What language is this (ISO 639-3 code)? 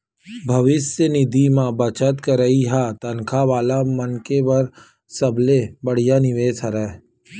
hne